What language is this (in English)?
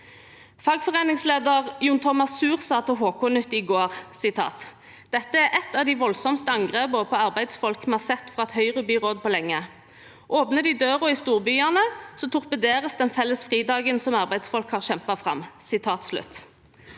Norwegian